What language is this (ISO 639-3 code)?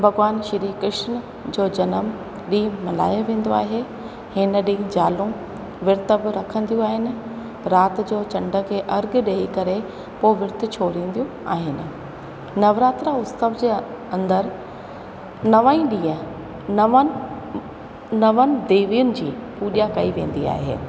snd